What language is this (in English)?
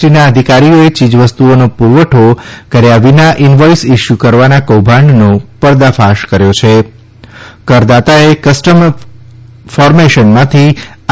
Gujarati